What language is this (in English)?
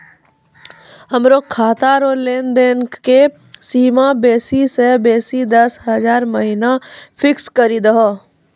Maithili